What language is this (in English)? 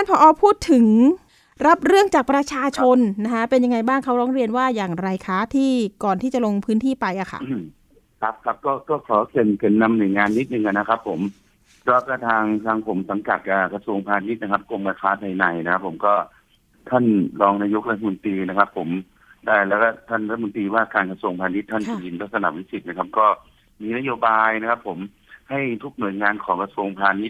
Thai